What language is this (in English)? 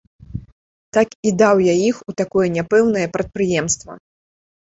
Belarusian